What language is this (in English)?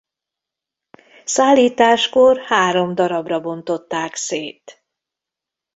Hungarian